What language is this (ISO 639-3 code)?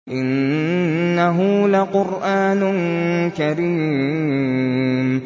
ara